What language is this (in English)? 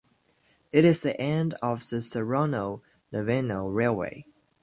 English